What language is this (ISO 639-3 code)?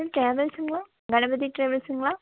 tam